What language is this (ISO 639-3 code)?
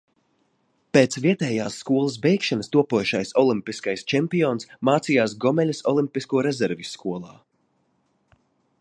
lav